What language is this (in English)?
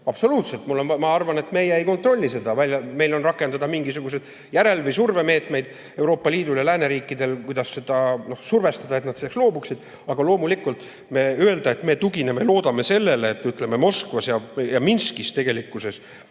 Estonian